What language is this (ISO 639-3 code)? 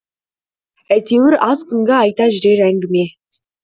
kaz